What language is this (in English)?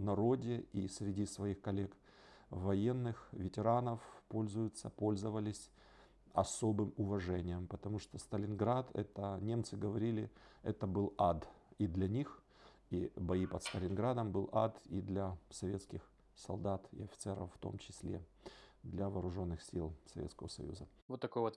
Russian